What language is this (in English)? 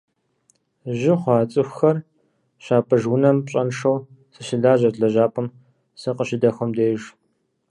Kabardian